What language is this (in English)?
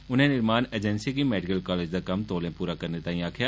Dogri